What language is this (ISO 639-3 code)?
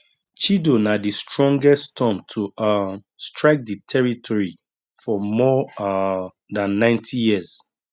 pcm